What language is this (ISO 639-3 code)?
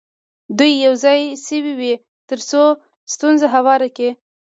pus